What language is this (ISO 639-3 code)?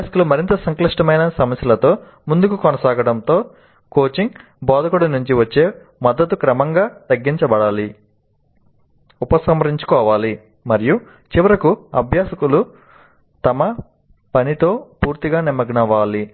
tel